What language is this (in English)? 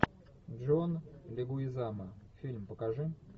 Russian